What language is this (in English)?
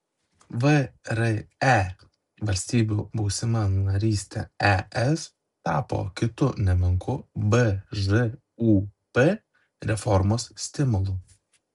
Lithuanian